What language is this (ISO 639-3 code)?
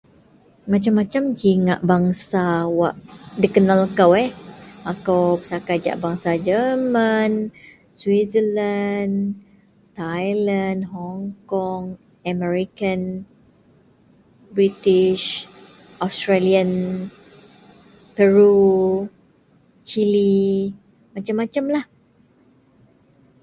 mel